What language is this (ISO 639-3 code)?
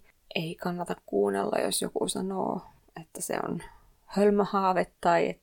fin